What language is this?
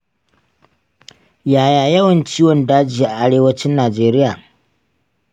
Hausa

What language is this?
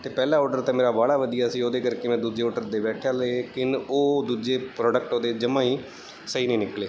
Punjabi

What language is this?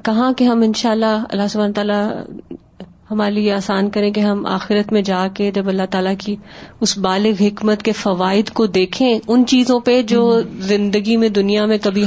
Urdu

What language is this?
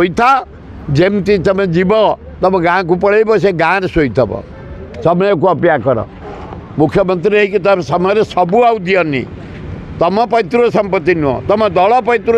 Hindi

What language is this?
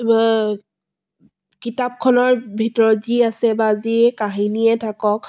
Assamese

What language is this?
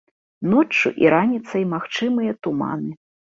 Belarusian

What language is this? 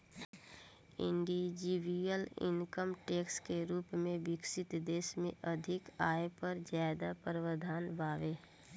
Bhojpuri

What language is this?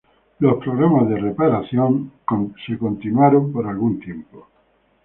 Spanish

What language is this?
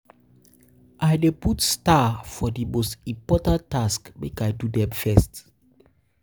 Nigerian Pidgin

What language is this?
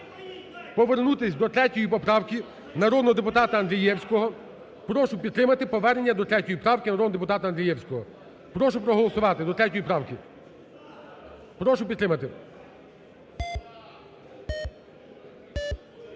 Ukrainian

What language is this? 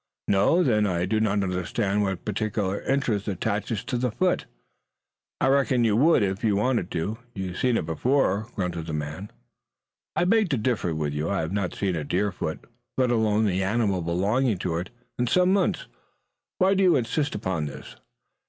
English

